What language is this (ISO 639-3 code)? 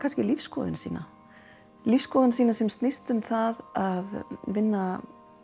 isl